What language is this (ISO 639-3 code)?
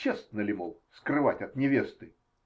rus